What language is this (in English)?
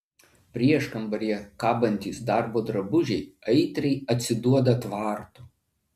Lithuanian